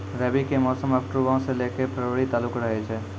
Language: Maithili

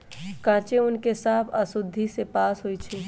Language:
Magahi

